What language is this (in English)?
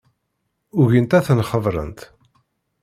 Kabyle